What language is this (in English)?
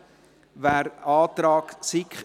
Swiss German